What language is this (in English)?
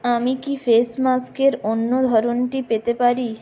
Bangla